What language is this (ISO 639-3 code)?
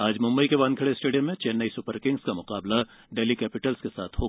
hin